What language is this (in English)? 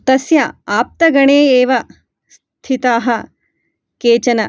Sanskrit